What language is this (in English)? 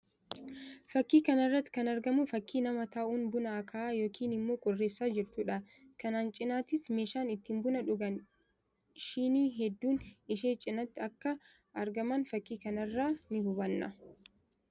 Oromo